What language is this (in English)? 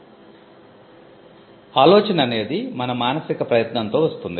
Telugu